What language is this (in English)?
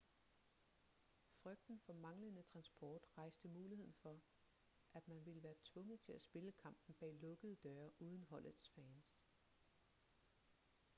Danish